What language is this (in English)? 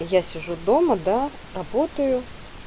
Russian